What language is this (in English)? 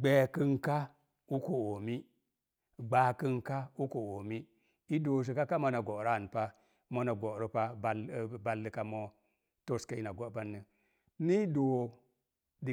Mom Jango